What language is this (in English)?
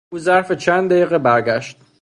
Persian